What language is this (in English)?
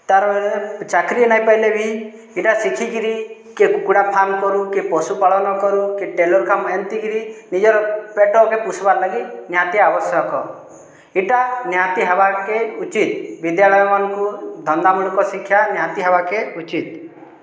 Odia